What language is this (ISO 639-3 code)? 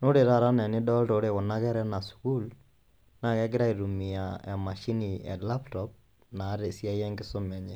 mas